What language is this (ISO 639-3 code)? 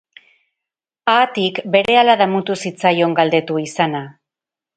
eus